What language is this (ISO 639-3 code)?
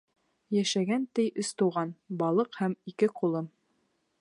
bak